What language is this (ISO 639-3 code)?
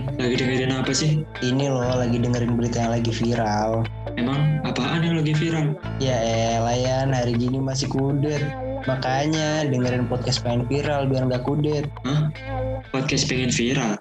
ind